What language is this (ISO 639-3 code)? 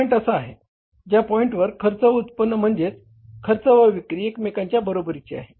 mar